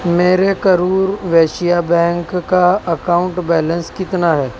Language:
Urdu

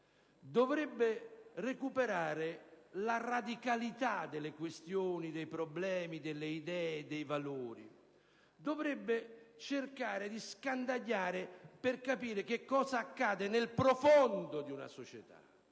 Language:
Italian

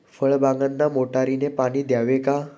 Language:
Marathi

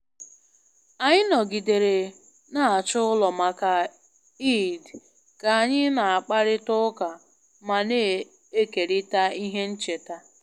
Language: Igbo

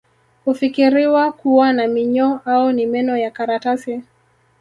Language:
Swahili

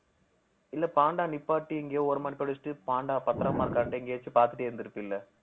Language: Tamil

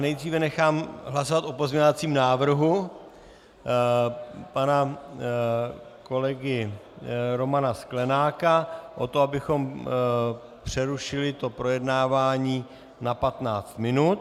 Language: Czech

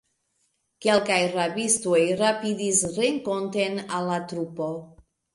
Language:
Esperanto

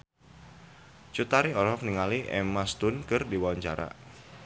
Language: Sundanese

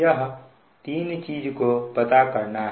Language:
Hindi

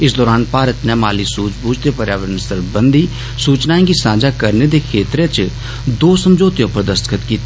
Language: Dogri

